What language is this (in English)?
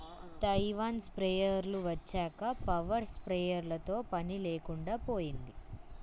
Telugu